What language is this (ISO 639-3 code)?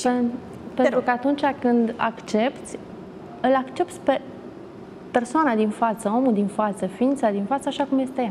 ron